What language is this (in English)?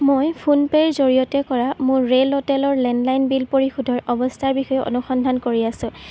Assamese